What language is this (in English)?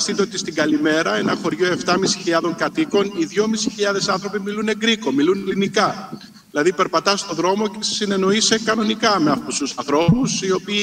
Greek